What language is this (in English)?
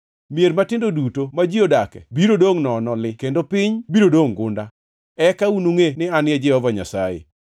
Luo (Kenya and Tanzania)